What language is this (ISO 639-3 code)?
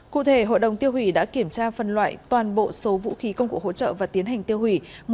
vie